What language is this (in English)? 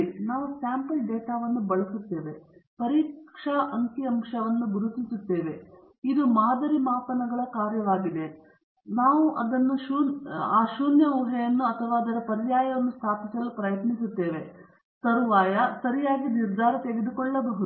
Kannada